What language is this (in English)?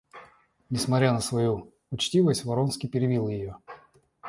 Russian